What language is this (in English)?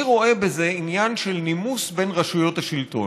Hebrew